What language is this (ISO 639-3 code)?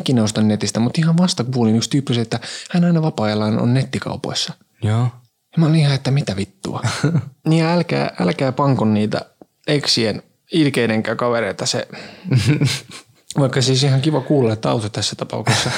fin